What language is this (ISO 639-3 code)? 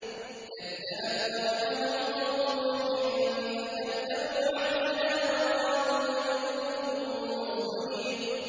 ara